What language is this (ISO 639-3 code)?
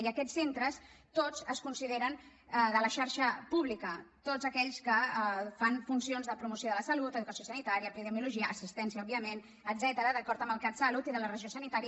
cat